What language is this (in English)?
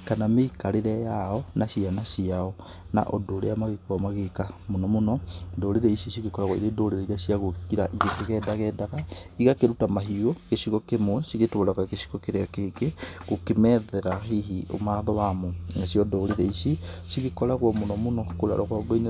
Kikuyu